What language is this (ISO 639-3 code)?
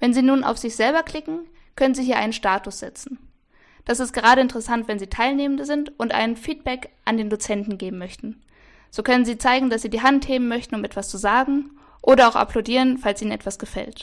deu